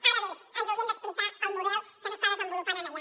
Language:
Catalan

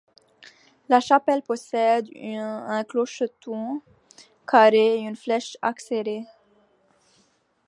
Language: French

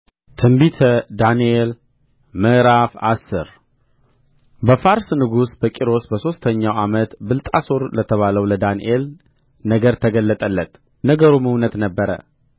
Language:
Amharic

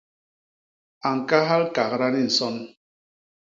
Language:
Basaa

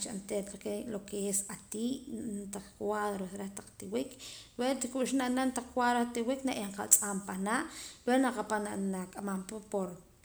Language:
Poqomam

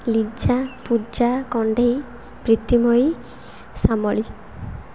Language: Odia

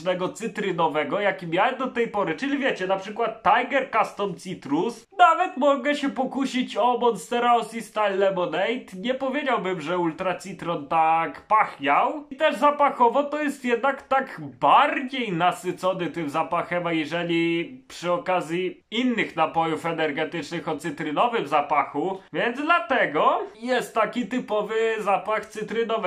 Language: Polish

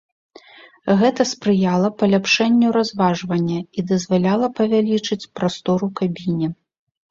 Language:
Belarusian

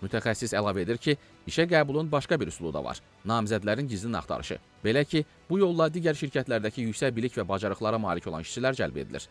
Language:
Turkish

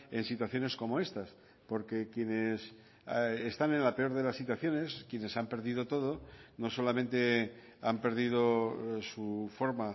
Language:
Spanish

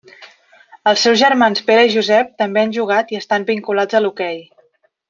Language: Catalan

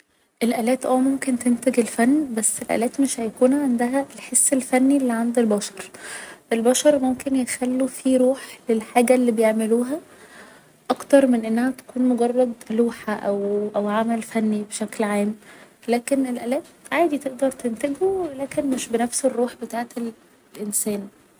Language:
Egyptian Arabic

